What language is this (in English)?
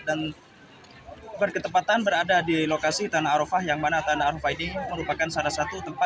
Indonesian